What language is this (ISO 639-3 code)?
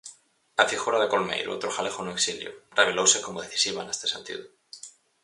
glg